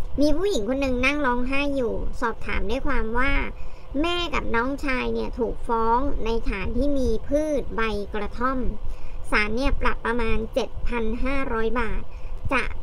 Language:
Thai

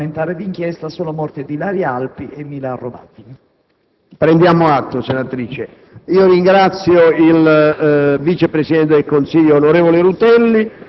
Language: Italian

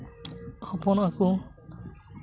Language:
Santali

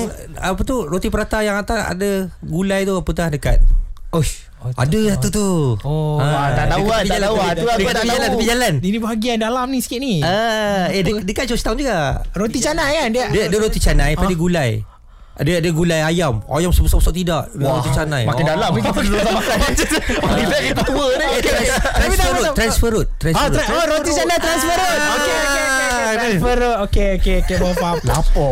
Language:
Malay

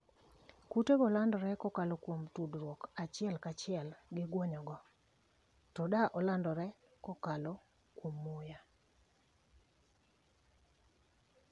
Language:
Luo (Kenya and Tanzania)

